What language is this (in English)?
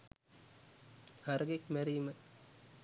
Sinhala